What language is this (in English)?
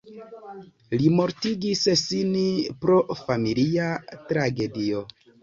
Esperanto